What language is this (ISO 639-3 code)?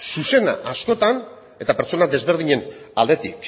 eus